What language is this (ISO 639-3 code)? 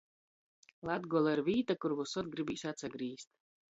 ltg